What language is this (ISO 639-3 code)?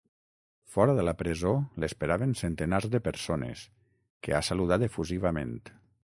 cat